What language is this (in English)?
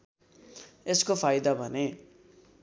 Nepali